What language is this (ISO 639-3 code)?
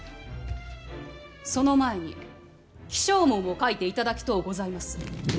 jpn